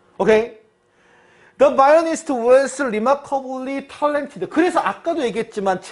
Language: Korean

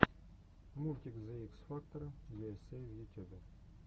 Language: Russian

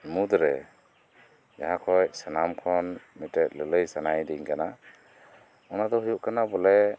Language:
Santali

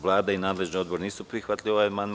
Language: Serbian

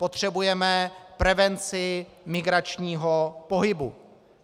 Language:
Czech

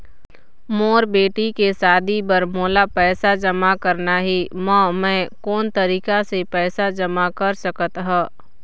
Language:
Chhattisgarhi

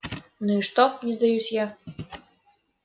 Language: Russian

